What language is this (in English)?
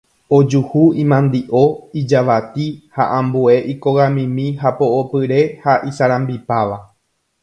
Guarani